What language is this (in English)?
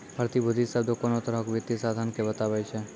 Maithili